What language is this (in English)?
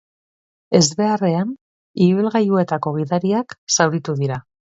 Basque